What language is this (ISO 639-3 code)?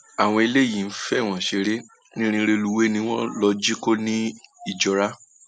yor